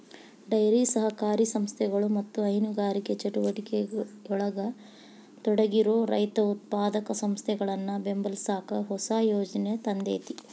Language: Kannada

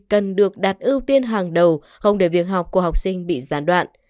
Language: Vietnamese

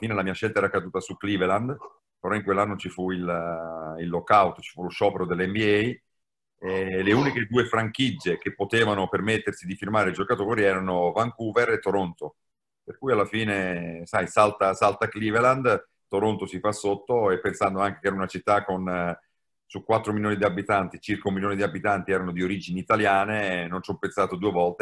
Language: Italian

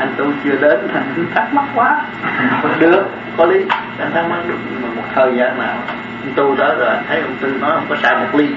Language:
Vietnamese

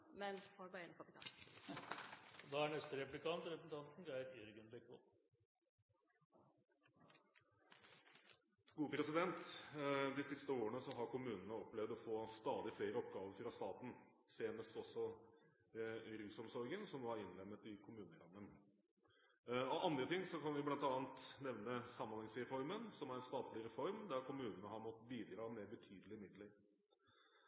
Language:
Norwegian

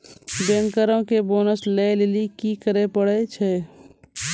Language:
Maithili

